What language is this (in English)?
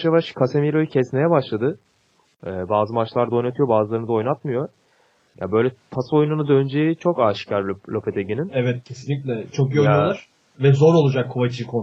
Turkish